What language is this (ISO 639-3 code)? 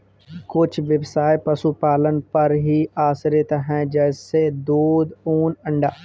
hin